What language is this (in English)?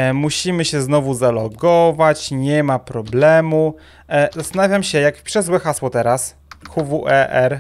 Polish